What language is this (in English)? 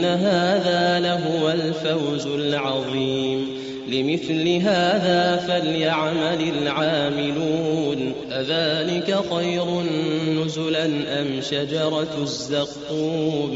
Arabic